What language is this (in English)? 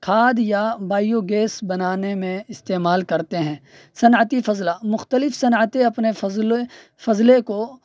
Urdu